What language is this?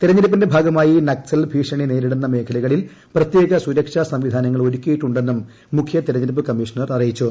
Malayalam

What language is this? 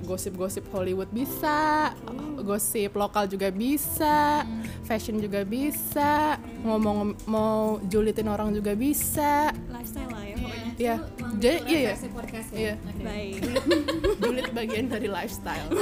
Indonesian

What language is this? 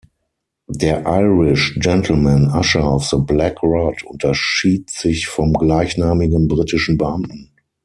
German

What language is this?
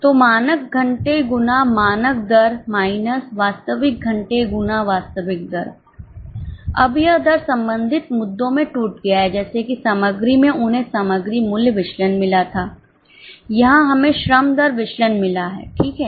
Hindi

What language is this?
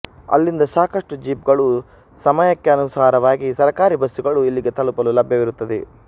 Kannada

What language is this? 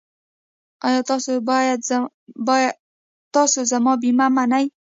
Pashto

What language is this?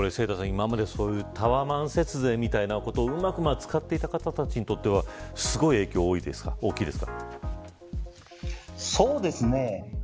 Japanese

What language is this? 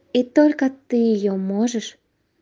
Russian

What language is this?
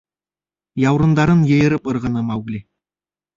Bashkir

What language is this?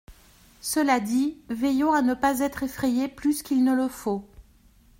French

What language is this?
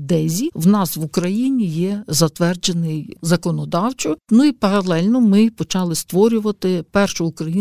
Ukrainian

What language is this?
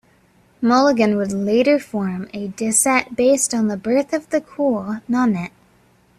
English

